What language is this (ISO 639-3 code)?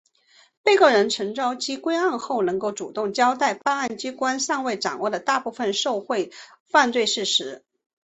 zho